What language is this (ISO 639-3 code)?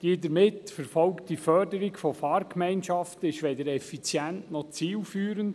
gsw